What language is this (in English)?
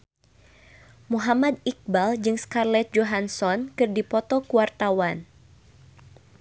Sundanese